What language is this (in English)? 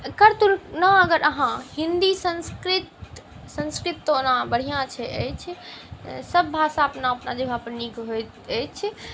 Maithili